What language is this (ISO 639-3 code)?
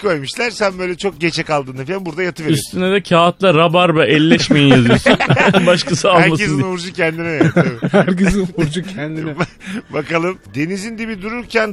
tur